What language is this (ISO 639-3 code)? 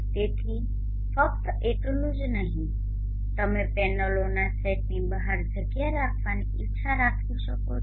guj